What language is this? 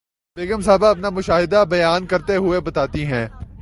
Urdu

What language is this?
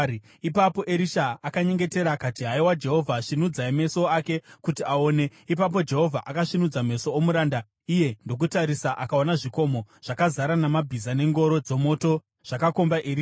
Shona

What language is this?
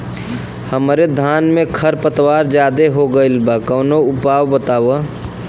Bhojpuri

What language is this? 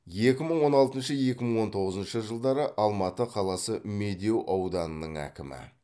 Kazakh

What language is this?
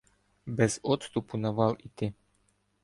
Ukrainian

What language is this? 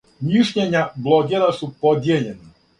Serbian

